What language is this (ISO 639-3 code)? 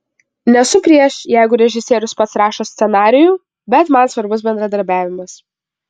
lit